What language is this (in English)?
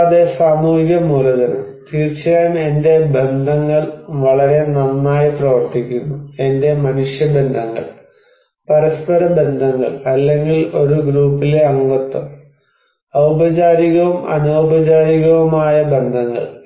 Malayalam